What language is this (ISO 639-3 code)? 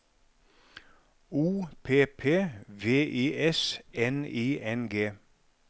nor